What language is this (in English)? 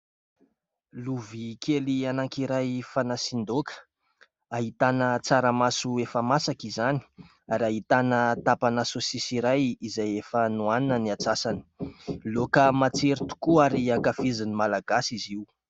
Malagasy